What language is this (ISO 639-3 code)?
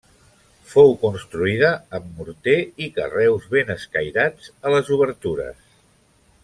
cat